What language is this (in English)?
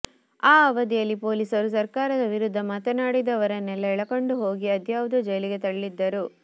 Kannada